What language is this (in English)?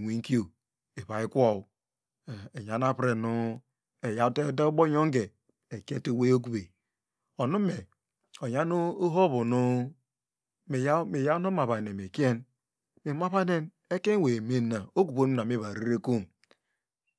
Degema